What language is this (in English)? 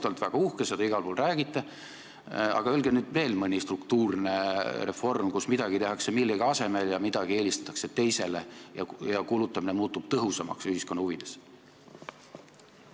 Estonian